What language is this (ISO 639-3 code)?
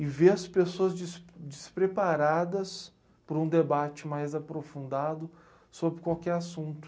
por